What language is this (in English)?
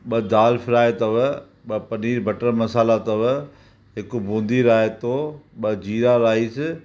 Sindhi